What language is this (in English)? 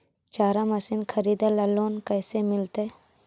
Magahi